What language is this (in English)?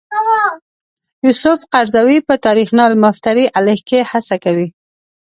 Pashto